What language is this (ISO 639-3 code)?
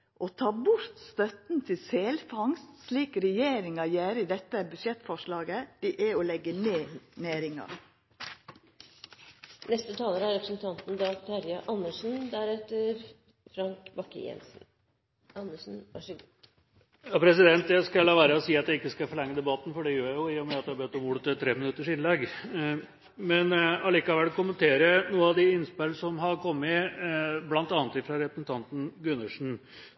nor